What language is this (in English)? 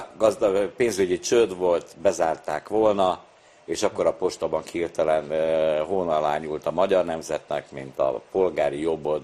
Hungarian